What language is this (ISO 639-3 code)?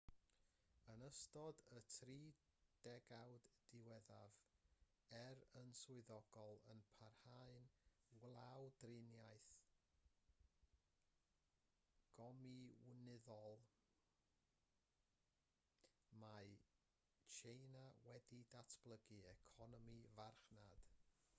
cym